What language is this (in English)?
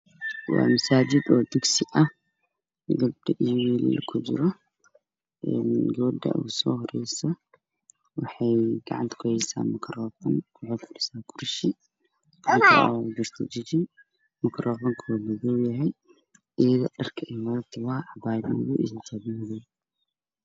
Somali